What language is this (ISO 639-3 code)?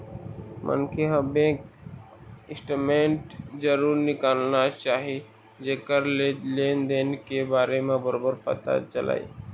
hne